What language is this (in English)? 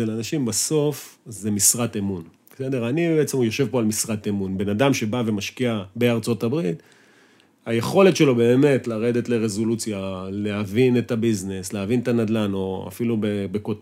Hebrew